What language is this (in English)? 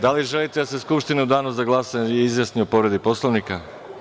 Serbian